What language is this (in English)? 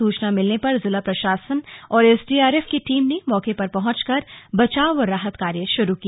Hindi